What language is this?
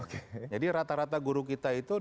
Indonesian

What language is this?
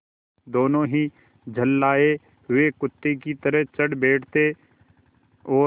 Hindi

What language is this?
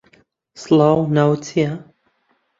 Central Kurdish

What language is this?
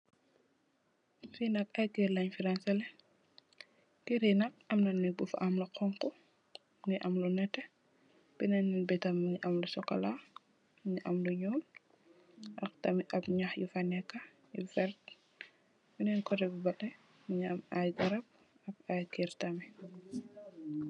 Wolof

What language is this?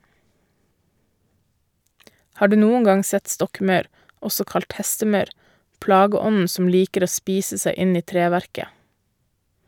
Norwegian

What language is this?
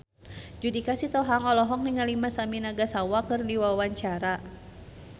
Sundanese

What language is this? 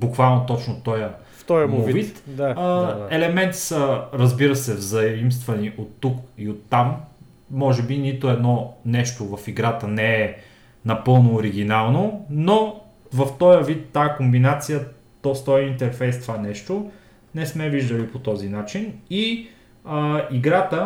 Bulgarian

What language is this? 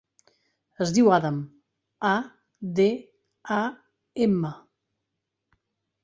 Catalan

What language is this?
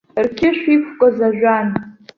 Abkhazian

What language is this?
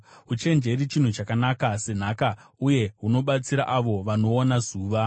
Shona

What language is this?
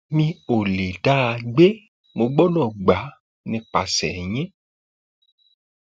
Yoruba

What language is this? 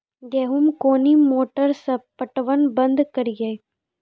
Maithili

